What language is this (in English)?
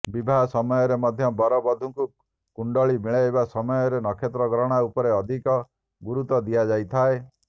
Odia